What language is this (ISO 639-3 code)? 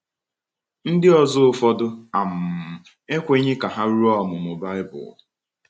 ibo